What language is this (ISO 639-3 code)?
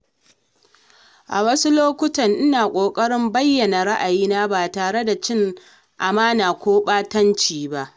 hau